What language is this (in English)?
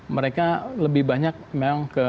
Indonesian